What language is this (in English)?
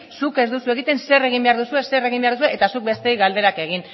Basque